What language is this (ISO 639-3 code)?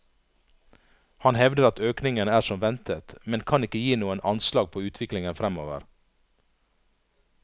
nor